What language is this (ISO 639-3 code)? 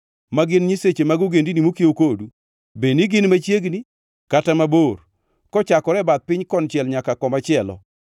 luo